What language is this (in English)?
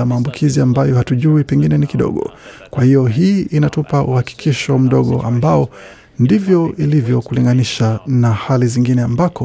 Swahili